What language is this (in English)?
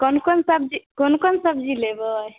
Maithili